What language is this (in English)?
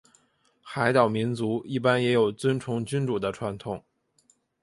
Chinese